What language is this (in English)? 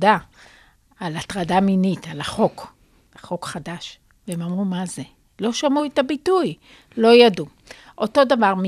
Hebrew